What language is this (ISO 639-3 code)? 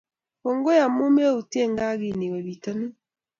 kln